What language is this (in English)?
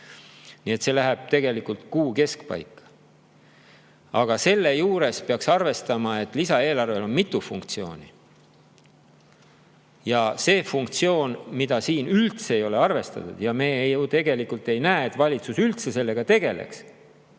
Estonian